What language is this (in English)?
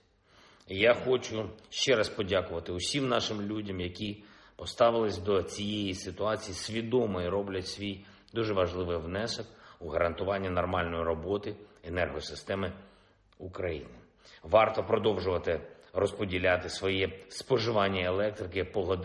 Ukrainian